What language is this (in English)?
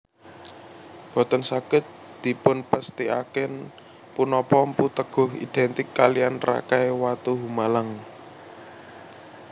Javanese